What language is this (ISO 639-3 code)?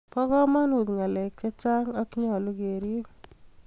kln